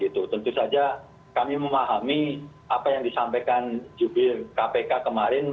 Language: Indonesian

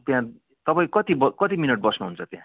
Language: Nepali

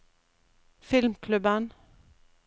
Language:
Norwegian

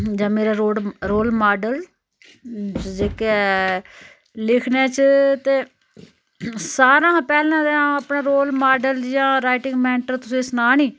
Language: Dogri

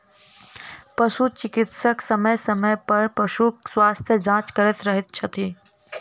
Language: Maithili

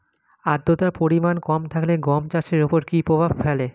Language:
Bangla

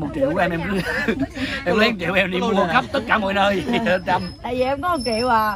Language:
Vietnamese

